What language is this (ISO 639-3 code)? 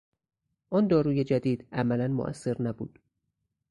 fas